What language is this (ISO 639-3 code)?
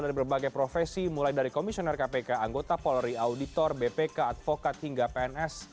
ind